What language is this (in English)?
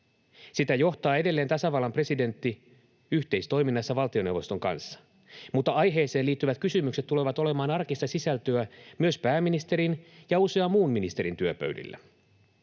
Finnish